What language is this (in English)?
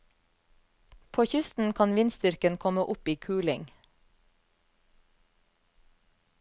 Norwegian